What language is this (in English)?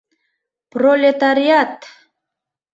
Mari